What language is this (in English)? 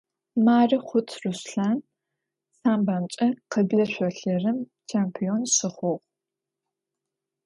Adyghe